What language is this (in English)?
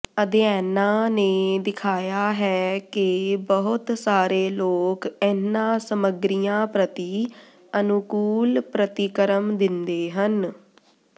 Punjabi